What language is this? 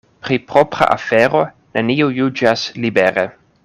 Esperanto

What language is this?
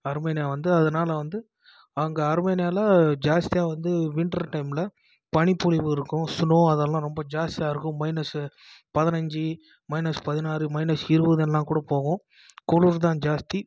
Tamil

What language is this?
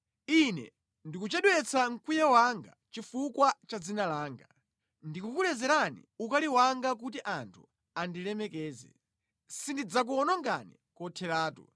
Nyanja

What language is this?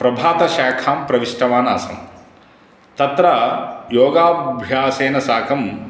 Sanskrit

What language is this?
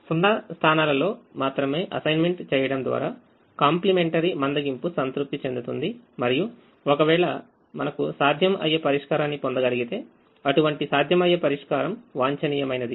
Telugu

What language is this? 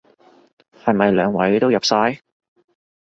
Cantonese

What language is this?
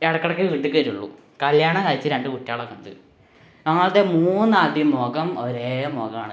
Malayalam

